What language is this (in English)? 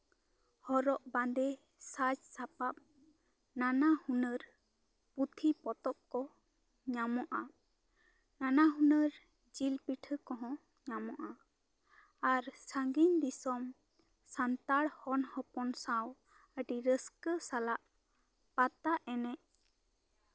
Santali